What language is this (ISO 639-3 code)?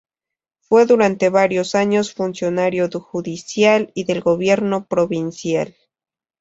spa